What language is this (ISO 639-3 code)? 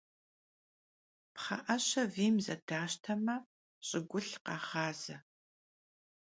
kbd